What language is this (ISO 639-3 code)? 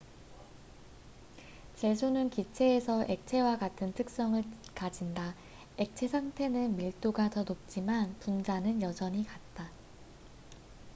kor